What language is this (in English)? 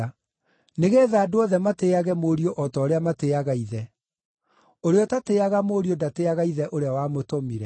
Kikuyu